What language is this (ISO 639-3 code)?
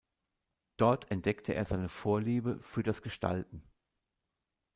deu